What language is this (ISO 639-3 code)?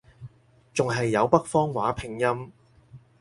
yue